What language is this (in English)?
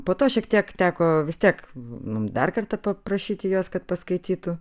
Lithuanian